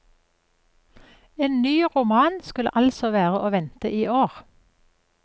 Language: Norwegian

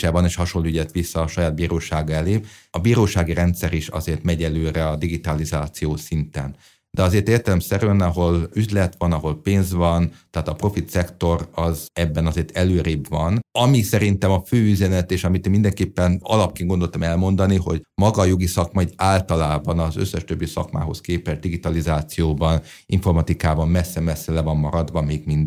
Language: Hungarian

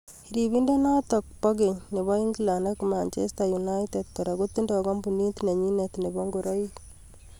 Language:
Kalenjin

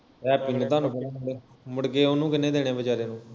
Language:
Punjabi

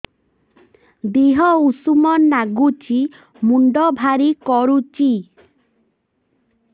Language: Odia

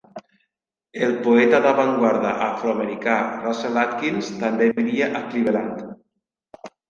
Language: Catalan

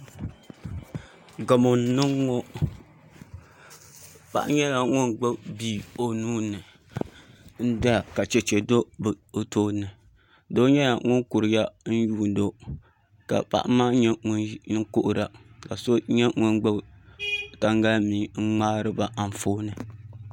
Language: Dagbani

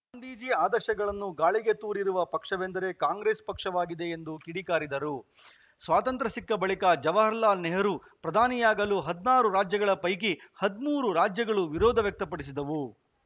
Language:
Kannada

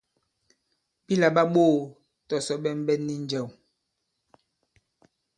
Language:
Bankon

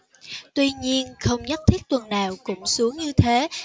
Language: Vietnamese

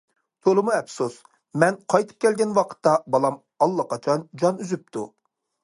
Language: Uyghur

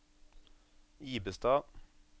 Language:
Norwegian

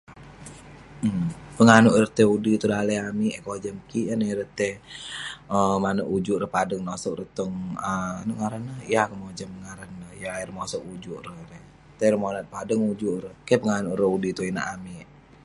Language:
Western Penan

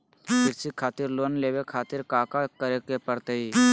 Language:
Magahi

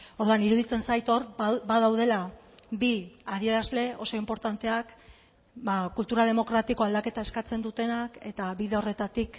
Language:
Basque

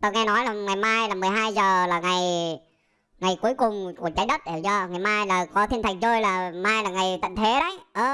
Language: Vietnamese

